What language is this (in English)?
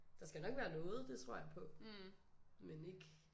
Danish